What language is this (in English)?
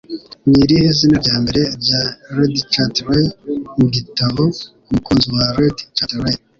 Kinyarwanda